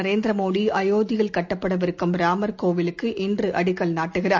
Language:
Tamil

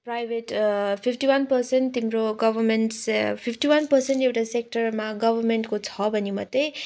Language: Nepali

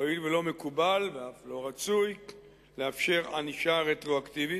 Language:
Hebrew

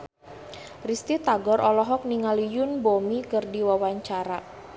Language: Sundanese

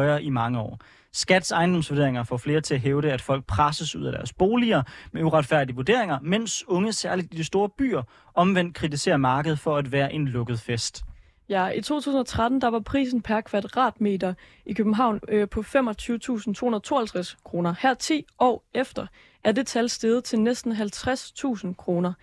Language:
Danish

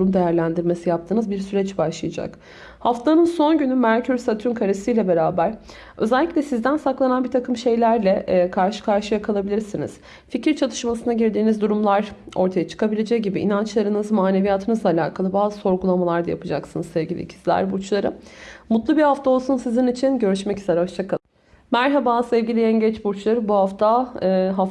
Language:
Turkish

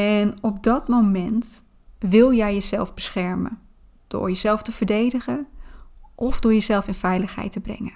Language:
Dutch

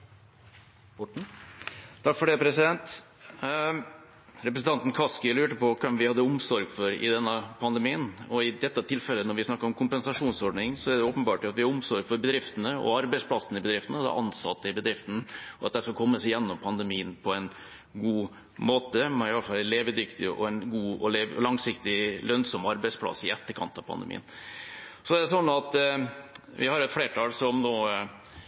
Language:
Norwegian Bokmål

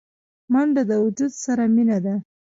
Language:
Pashto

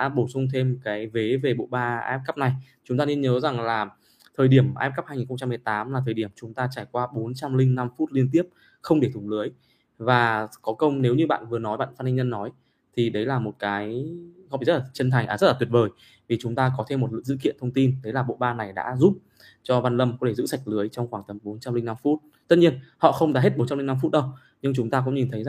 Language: Vietnamese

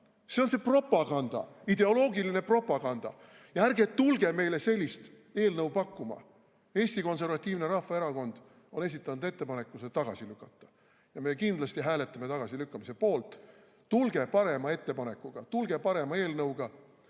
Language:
Estonian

